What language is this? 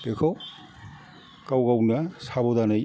Bodo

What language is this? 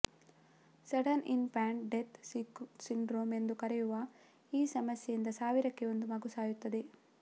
Kannada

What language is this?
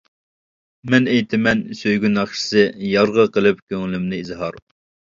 Uyghur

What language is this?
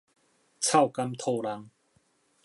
Min Nan Chinese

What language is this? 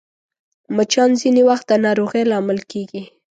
Pashto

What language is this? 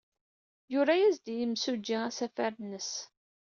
Kabyle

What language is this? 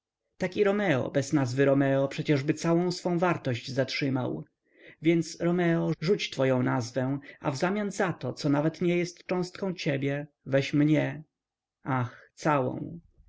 Polish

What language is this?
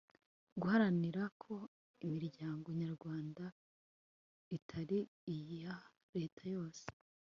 Kinyarwanda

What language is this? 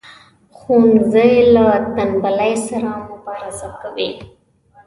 Pashto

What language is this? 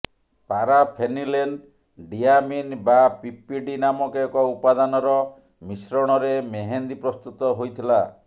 Odia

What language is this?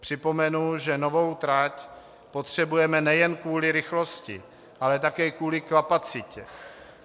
Czech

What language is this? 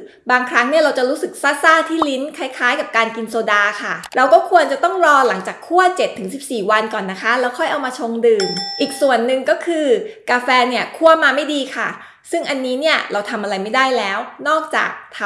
Thai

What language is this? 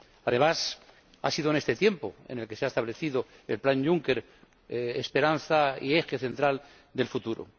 Spanish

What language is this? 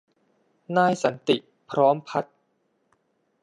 Thai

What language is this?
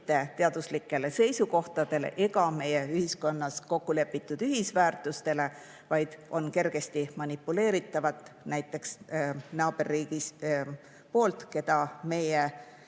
Estonian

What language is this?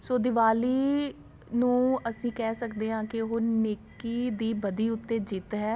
Punjabi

